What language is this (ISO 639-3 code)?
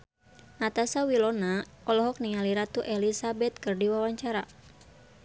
sun